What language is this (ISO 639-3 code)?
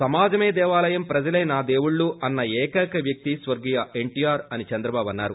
tel